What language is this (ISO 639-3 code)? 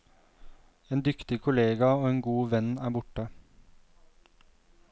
nor